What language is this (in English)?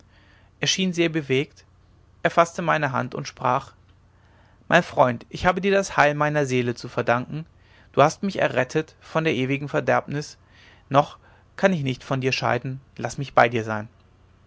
German